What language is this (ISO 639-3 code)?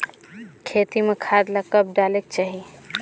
hne